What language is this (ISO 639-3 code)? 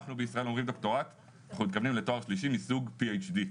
heb